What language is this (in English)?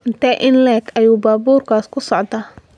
Somali